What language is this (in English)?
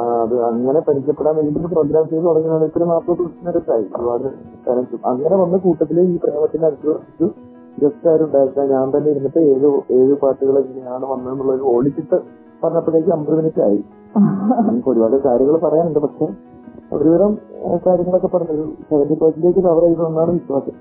Malayalam